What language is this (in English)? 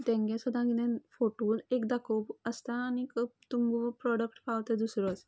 Konkani